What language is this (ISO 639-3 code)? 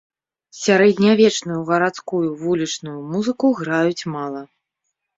bel